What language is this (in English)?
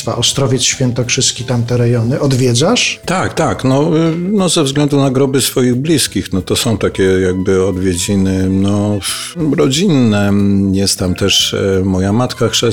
Polish